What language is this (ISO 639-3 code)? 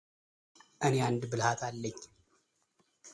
amh